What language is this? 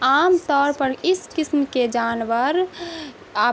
Urdu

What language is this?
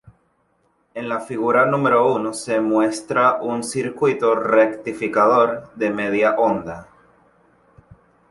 Spanish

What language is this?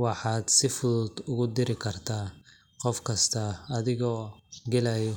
Somali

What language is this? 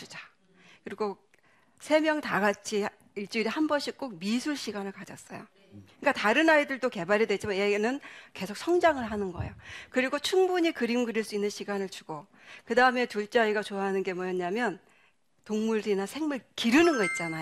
Korean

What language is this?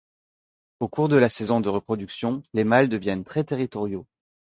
French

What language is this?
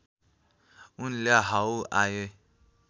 Nepali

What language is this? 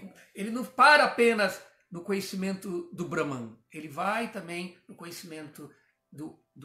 Portuguese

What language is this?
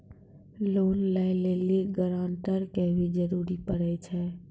Maithili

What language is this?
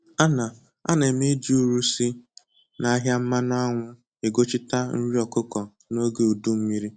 Igbo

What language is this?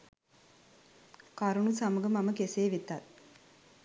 Sinhala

